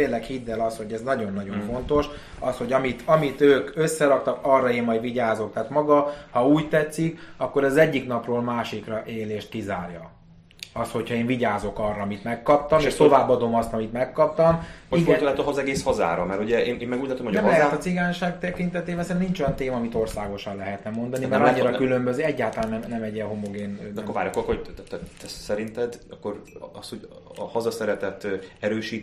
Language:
Hungarian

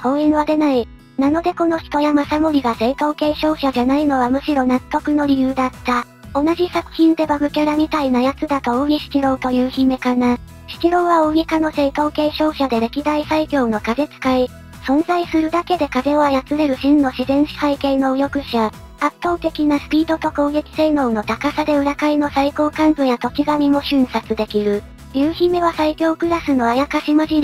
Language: Japanese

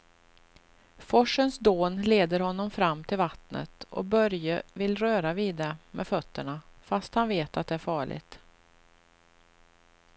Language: Swedish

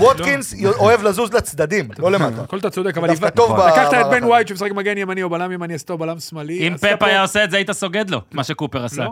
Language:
Hebrew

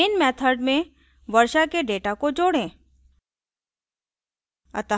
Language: Hindi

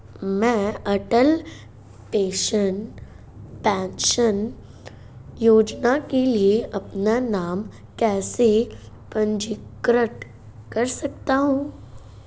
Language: Hindi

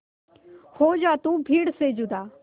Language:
Hindi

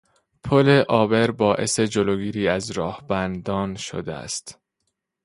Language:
Persian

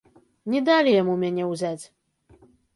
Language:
Belarusian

